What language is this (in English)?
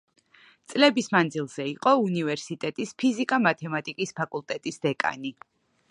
Georgian